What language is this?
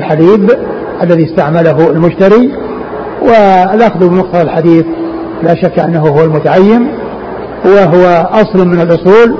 Arabic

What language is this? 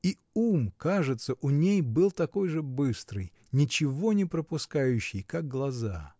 Russian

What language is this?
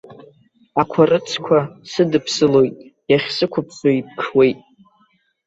Abkhazian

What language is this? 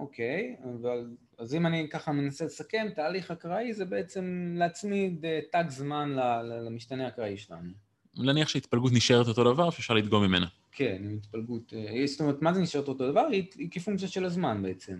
Hebrew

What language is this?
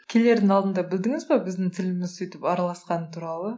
Kazakh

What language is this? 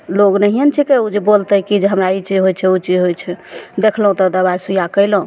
Maithili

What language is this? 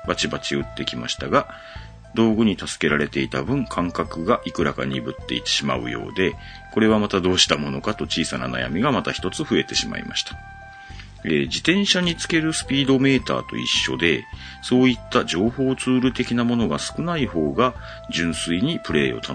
Japanese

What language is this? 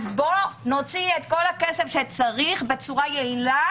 Hebrew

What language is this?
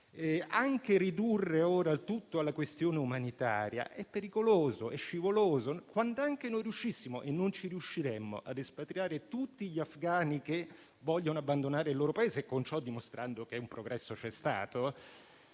Italian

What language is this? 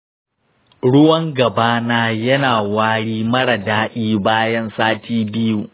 Hausa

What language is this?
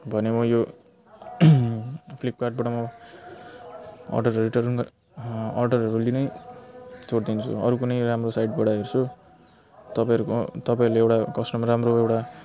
Nepali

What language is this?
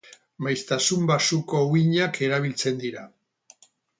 Basque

